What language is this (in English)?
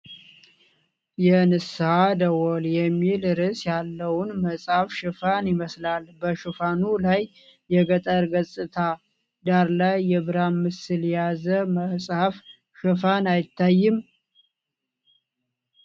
Amharic